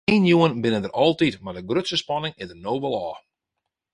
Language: Western Frisian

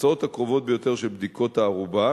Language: Hebrew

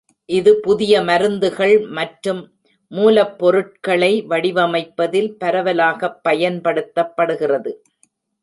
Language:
Tamil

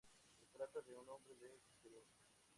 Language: Spanish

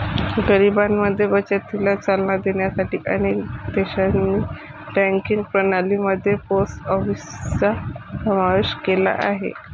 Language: Marathi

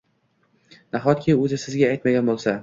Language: Uzbek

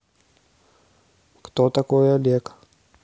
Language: Russian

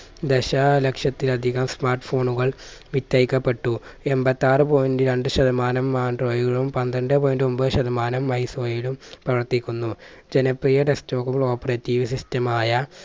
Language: Malayalam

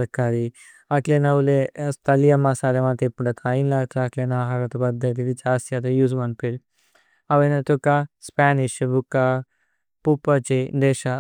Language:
Tulu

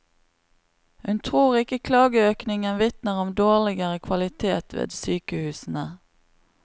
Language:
Norwegian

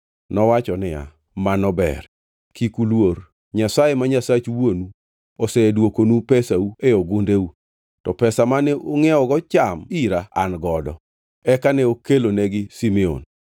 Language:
Luo (Kenya and Tanzania)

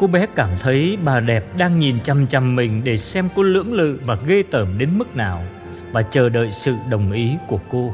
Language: Vietnamese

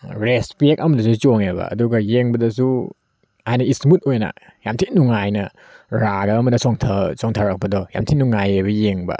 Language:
Manipuri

